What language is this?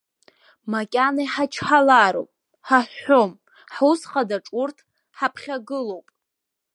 Abkhazian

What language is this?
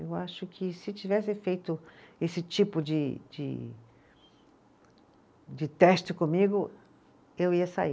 Portuguese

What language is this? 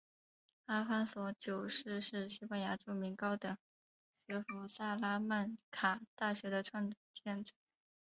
Chinese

